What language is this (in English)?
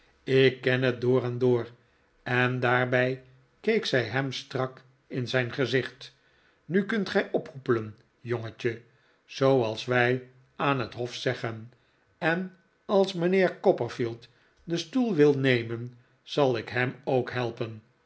Dutch